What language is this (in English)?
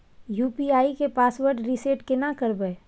Maithili